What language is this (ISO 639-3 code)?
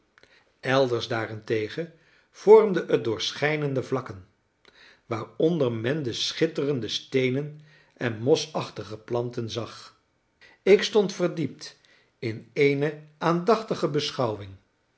nld